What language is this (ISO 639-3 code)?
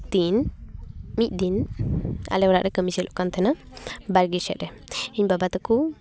sat